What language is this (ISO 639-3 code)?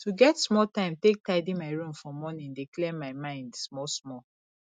pcm